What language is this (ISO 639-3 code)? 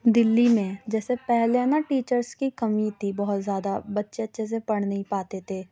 urd